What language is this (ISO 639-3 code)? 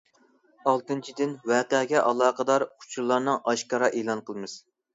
uig